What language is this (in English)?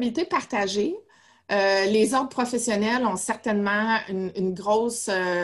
French